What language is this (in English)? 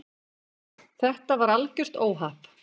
Icelandic